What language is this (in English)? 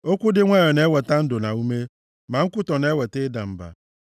Igbo